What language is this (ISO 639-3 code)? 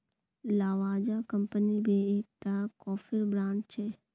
mag